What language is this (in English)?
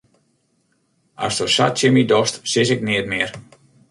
Western Frisian